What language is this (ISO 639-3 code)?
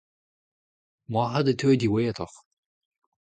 bre